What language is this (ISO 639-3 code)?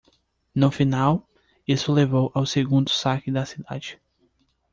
por